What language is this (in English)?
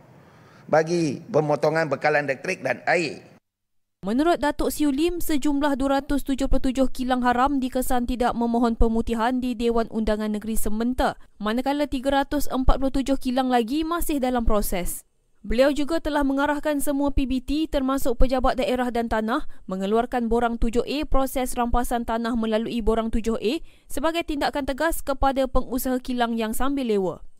Malay